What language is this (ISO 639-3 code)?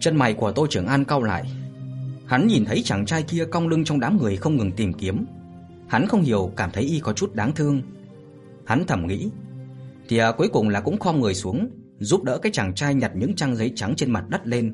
vie